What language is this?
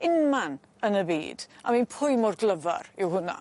Welsh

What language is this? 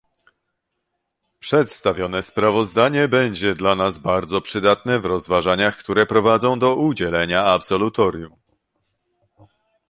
Polish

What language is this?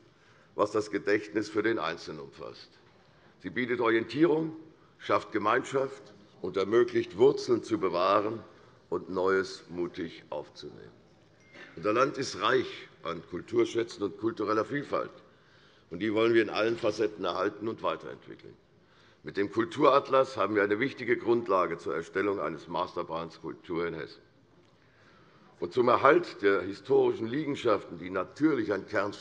German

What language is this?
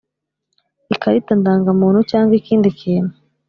Kinyarwanda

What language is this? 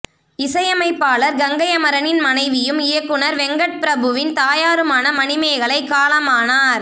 Tamil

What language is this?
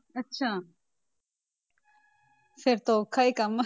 Punjabi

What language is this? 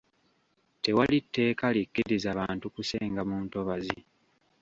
Ganda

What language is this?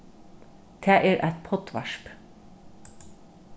Faroese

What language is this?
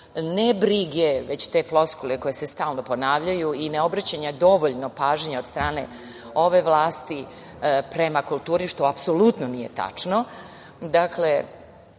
Serbian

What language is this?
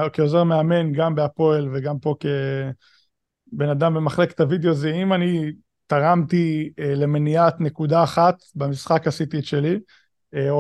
Hebrew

